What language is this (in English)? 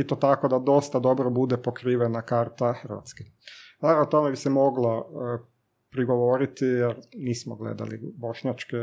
Croatian